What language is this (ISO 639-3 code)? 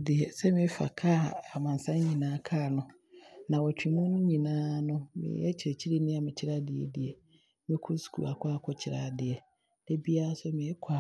abr